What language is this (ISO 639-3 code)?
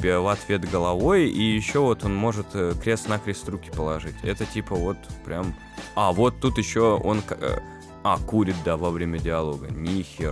rus